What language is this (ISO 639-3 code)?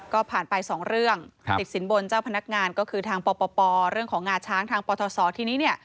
tha